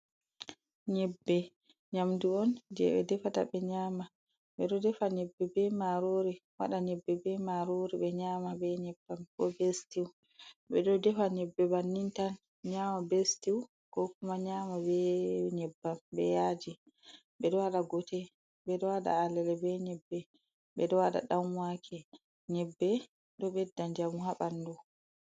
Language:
Fula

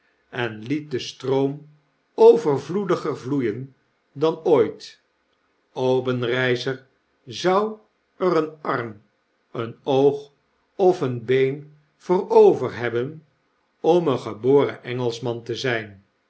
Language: Dutch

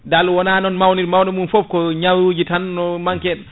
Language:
Fula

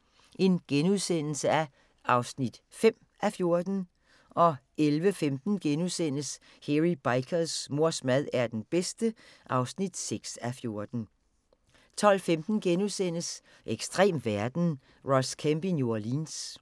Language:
Danish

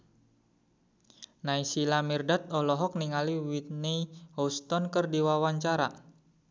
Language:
Sundanese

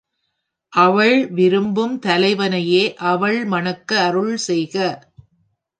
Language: Tamil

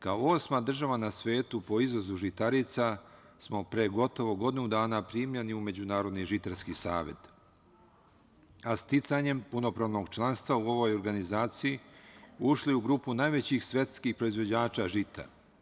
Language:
Serbian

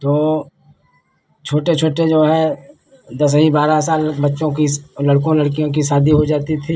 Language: Hindi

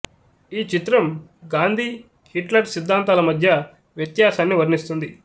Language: Telugu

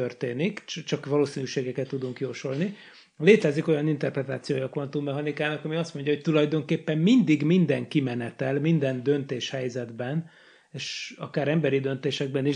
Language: Hungarian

